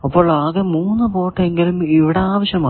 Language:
Malayalam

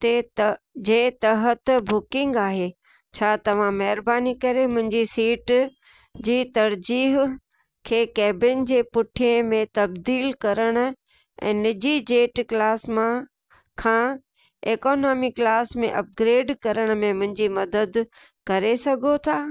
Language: Sindhi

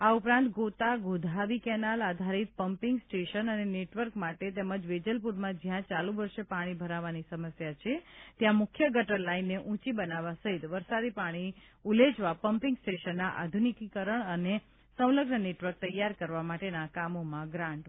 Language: Gujarati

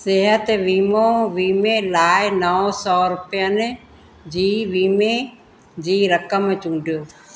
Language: Sindhi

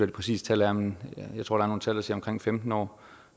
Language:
Danish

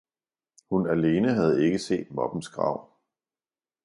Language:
Danish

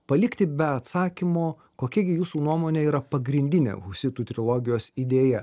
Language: Lithuanian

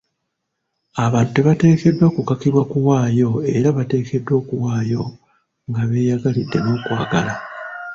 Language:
Ganda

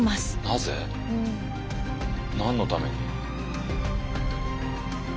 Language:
Japanese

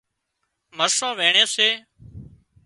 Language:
Wadiyara Koli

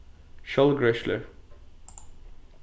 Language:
Faroese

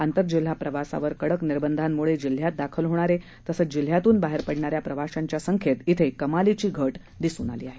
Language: Marathi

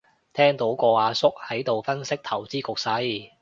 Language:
Cantonese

